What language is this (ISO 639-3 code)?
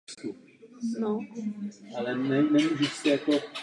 ces